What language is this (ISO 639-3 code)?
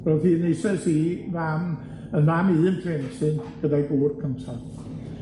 cym